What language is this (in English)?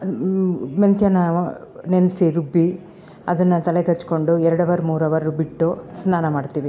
Kannada